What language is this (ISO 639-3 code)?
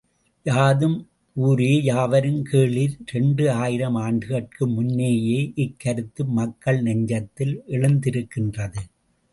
tam